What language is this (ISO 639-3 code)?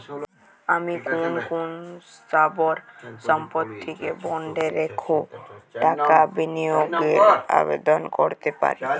ben